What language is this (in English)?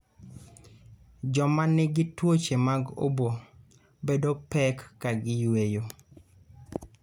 Luo (Kenya and Tanzania)